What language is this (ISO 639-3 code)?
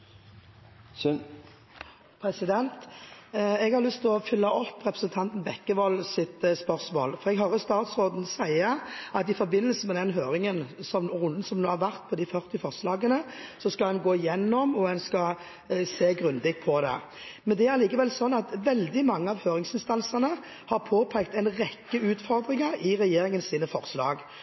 nor